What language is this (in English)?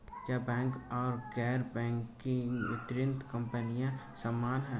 Hindi